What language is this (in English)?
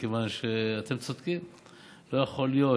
Hebrew